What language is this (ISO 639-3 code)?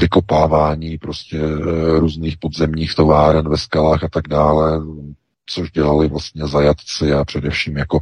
ces